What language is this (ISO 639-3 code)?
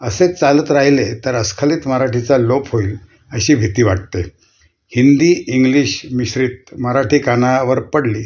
mar